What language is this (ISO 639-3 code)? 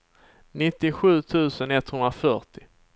swe